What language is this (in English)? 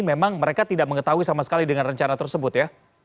Indonesian